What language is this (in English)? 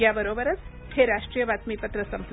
Marathi